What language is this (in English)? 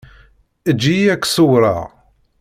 Kabyle